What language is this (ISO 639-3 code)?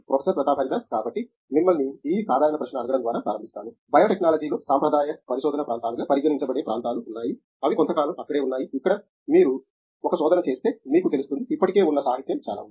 tel